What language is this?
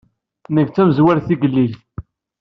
Kabyle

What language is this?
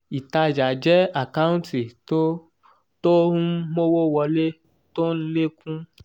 Yoruba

